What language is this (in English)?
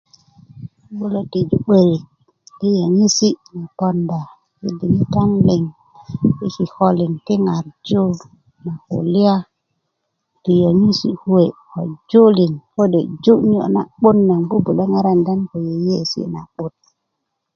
Kuku